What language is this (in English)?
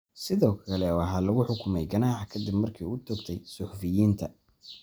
Somali